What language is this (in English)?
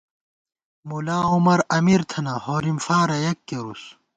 Gawar-Bati